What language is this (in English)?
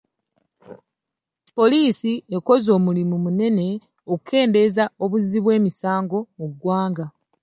Ganda